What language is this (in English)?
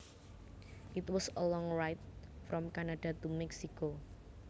Javanese